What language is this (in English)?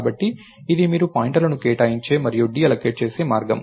Telugu